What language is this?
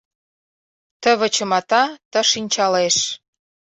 Mari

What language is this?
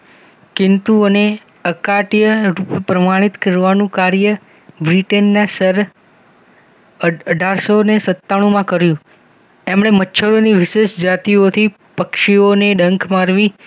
Gujarati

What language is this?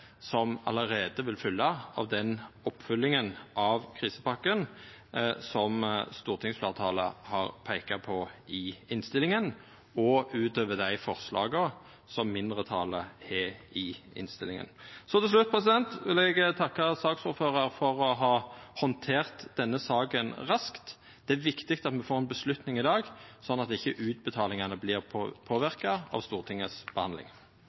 Norwegian Nynorsk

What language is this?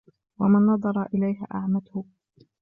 Arabic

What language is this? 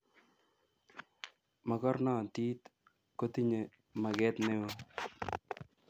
Kalenjin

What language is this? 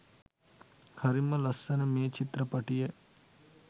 Sinhala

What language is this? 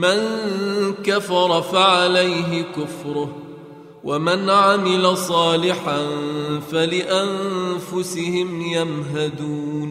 Arabic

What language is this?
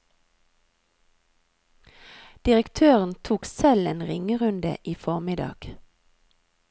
Norwegian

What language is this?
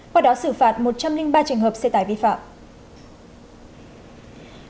Vietnamese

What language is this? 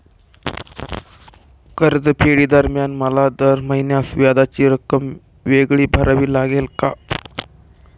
Marathi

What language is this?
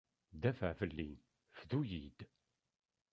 Kabyle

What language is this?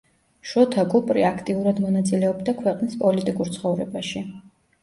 Georgian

